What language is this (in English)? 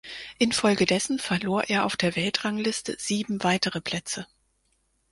German